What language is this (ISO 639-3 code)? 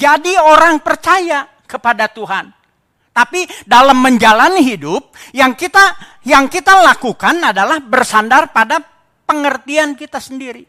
ind